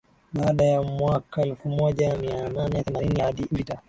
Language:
Swahili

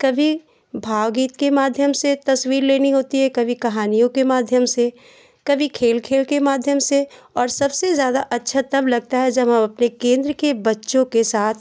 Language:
Hindi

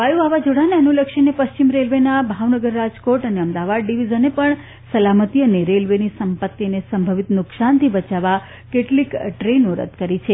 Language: Gujarati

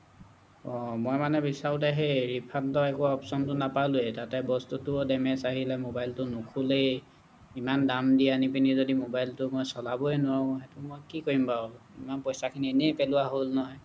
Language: Assamese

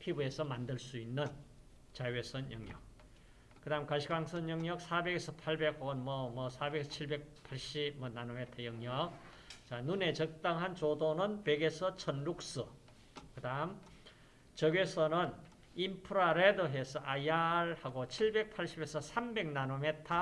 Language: Korean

